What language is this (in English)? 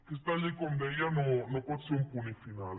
Catalan